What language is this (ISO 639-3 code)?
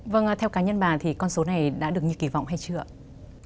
vie